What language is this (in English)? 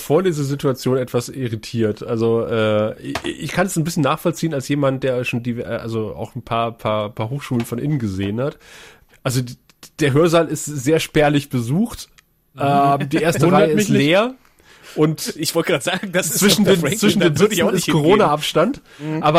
German